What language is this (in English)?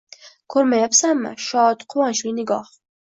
Uzbek